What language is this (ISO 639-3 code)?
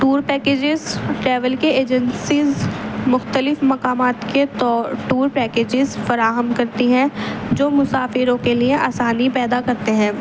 urd